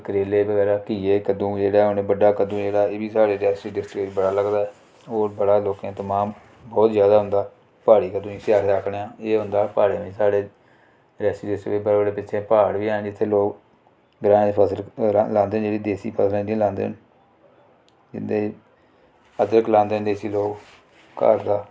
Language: Dogri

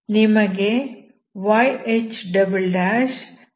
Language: Kannada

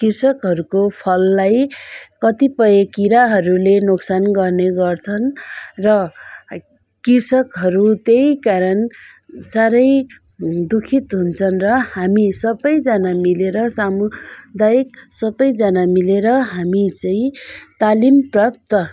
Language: Nepali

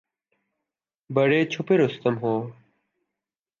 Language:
Urdu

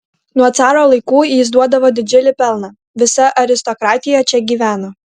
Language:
Lithuanian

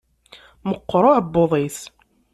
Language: Kabyle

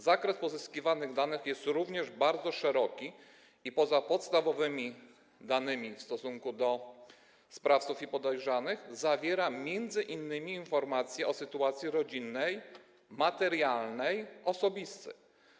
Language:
Polish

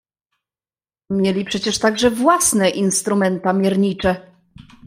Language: Polish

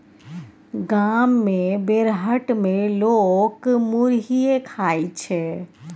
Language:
Maithili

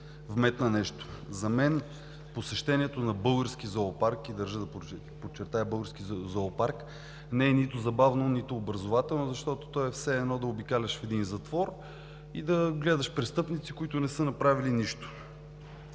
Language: Bulgarian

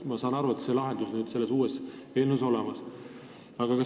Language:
Estonian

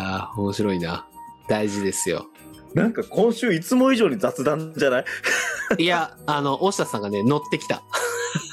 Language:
Japanese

